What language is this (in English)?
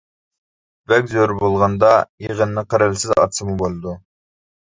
Uyghur